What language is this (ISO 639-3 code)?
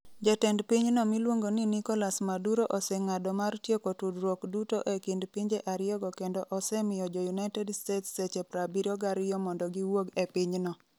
luo